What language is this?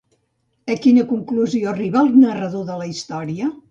Catalan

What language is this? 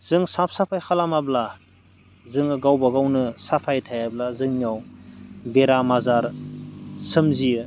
Bodo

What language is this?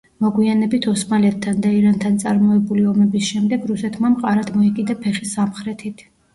Georgian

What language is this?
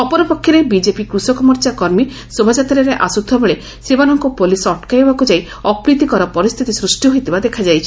Odia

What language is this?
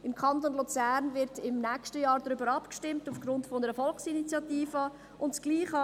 Swiss German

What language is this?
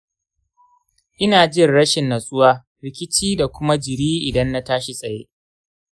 Hausa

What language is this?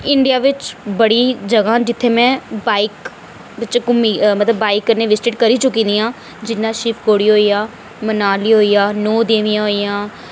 Dogri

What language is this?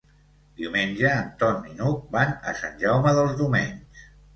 Catalan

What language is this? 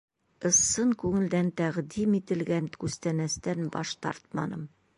Bashkir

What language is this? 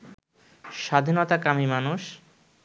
Bangla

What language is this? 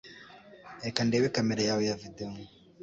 Kinyarwanda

